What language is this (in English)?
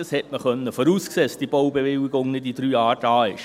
Swiss German